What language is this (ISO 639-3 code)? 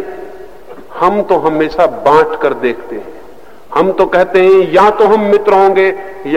hin